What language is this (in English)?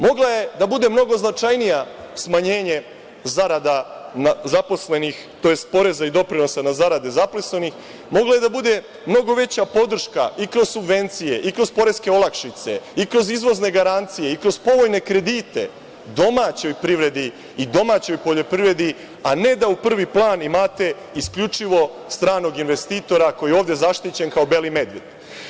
Serbian